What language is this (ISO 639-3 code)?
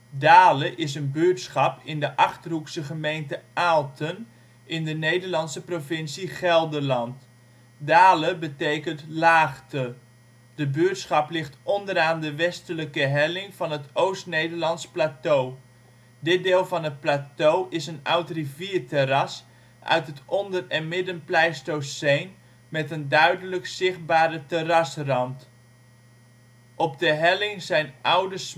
nld